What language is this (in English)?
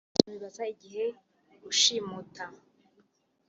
Kinyarwanda